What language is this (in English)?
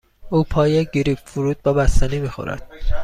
Persian